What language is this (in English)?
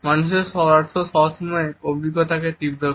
Bangla